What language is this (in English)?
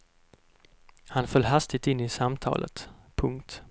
Swedish